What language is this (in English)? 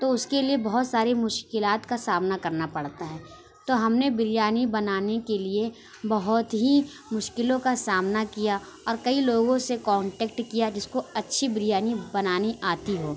Urdu